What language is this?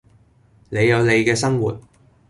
Cantonese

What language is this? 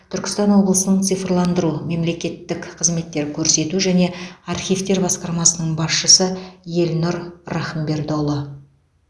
Kazakh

